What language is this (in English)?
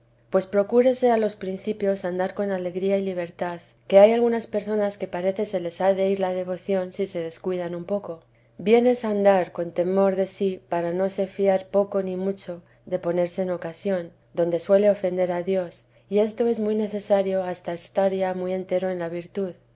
Spanish